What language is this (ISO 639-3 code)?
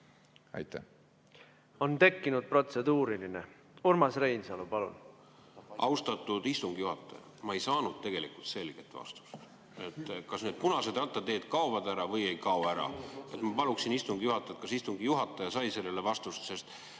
est